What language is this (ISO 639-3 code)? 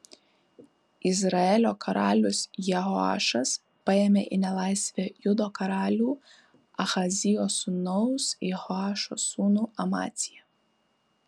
lit